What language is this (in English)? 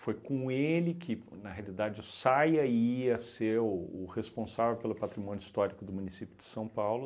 Portuguese